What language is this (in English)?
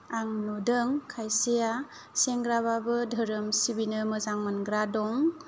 Bodo